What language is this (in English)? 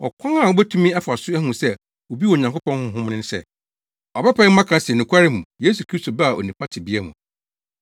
Akan